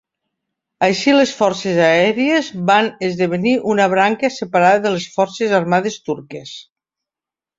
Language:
Catalan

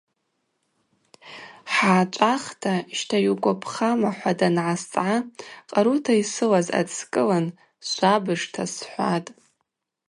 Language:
Abaza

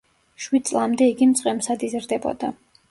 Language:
Georgian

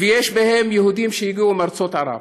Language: Hebrew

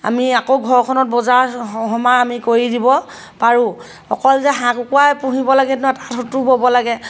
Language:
Assamese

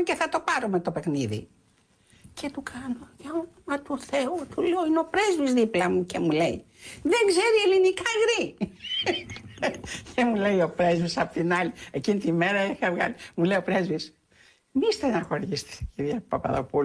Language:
Greek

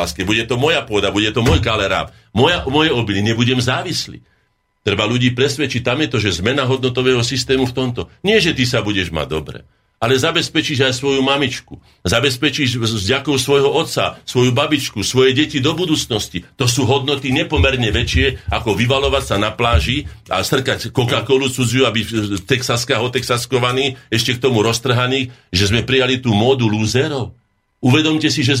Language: Slovak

